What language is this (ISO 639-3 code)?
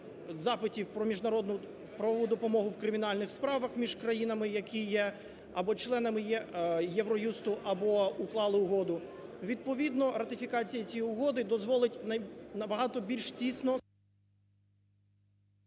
ukr